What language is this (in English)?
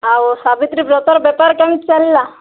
Odia